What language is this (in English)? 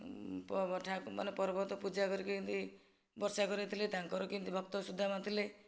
Odia